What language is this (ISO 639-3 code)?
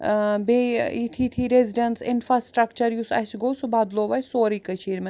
kas